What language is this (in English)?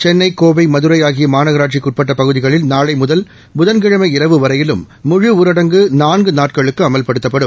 Tamil